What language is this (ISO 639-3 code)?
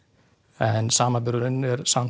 isl